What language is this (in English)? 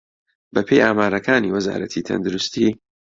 Central Kurdish